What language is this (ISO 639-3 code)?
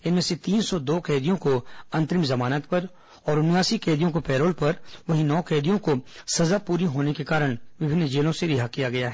hin